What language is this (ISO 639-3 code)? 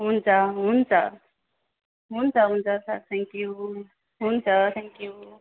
nep